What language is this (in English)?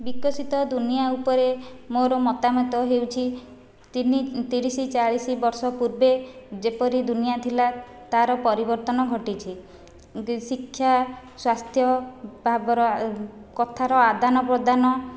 Odia